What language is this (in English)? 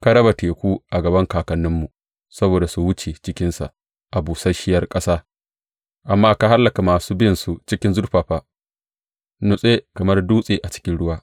Hausa